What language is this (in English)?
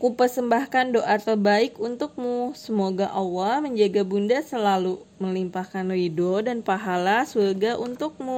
Indonesian